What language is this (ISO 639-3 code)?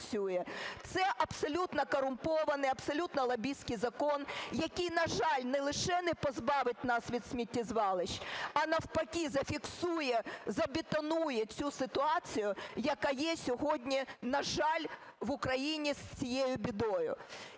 ukr